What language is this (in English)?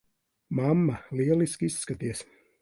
Latvian